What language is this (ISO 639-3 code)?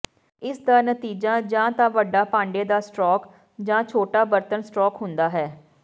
pan